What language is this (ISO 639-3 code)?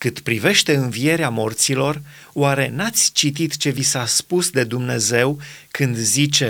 ron